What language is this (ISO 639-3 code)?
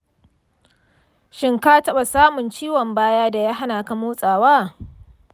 hau